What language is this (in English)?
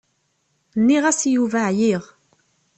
Kabyle